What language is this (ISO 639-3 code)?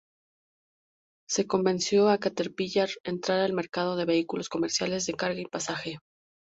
spa